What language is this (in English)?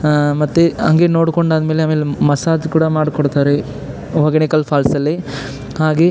Kannada